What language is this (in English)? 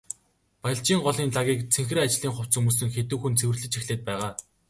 Mongolian